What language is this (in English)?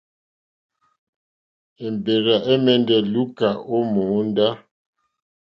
Mokpwe